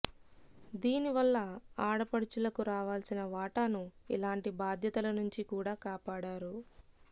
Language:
Telugu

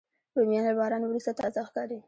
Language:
Pashto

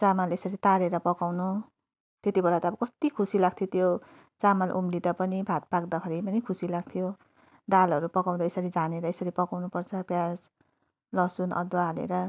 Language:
Nepali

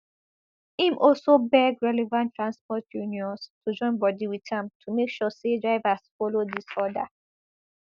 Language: Nigerian Pidgin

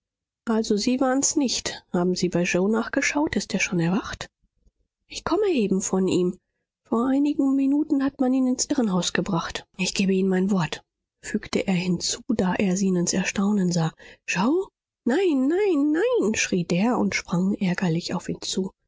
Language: German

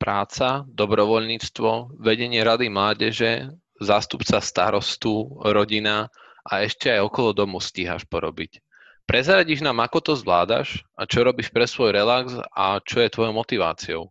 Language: Slovak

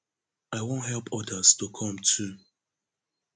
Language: Nigerian Pidgin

